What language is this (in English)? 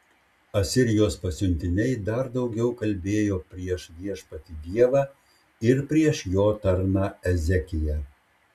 Lithuanian